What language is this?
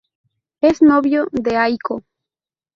Spanish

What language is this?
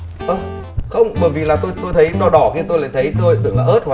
Vietnamese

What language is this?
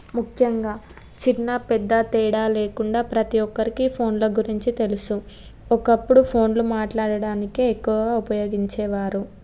Telugu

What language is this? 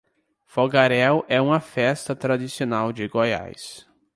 Portuguese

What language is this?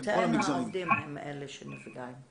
Hebrew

